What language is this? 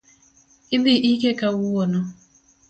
Luo (Kenya and Tanzania)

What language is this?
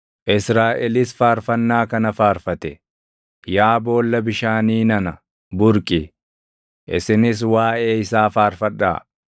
Oromo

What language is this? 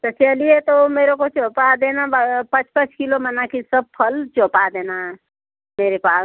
Hindi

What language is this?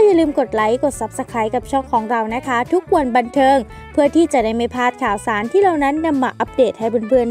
Thai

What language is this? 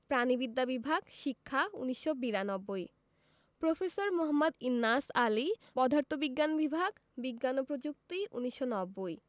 Bangla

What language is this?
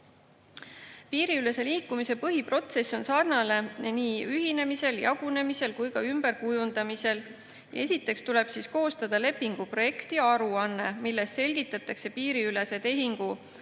Estonian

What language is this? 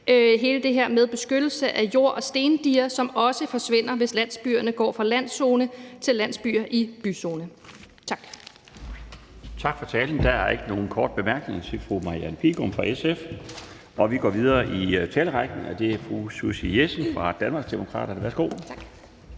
Danish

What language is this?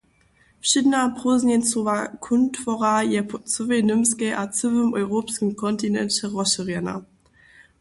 Upper Sorbian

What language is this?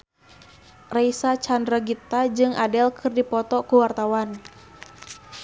Sundanese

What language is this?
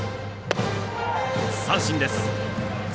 Japanese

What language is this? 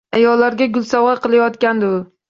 Uzbek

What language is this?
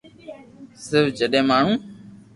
Loarki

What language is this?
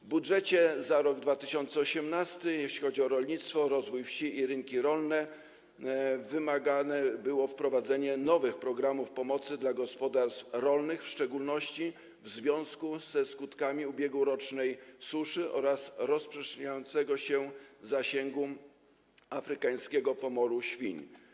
Polish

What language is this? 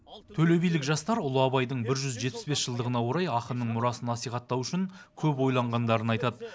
Kazakh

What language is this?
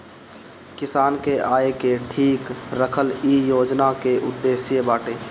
Bhojpuri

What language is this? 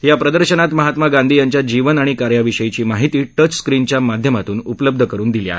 Marathi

